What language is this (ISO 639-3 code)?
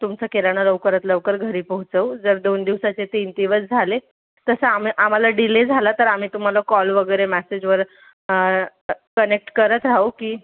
mar